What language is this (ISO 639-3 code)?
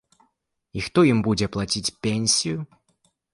bel